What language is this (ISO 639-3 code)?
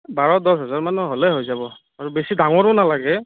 asm